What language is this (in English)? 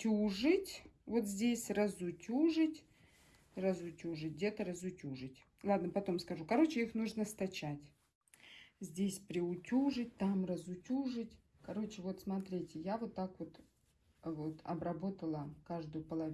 Russian